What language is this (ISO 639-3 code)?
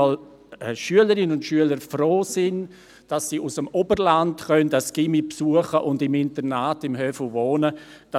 gsw